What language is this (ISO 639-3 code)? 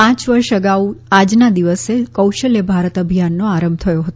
guj